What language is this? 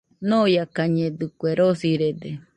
Nüpode Huitoto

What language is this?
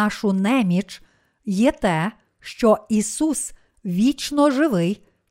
Ukrainian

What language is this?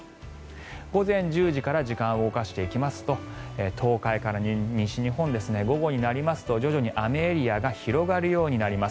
Japanese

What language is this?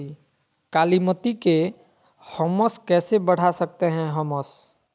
Magahi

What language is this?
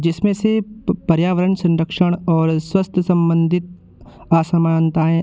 Hindi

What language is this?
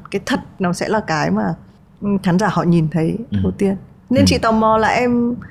Vietnamese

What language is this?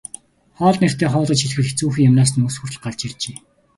Mongolian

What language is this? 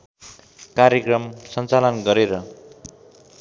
Nepali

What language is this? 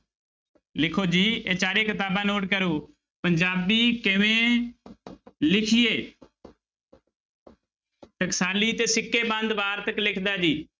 Punjabi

